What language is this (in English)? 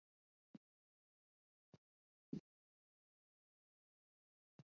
Chinese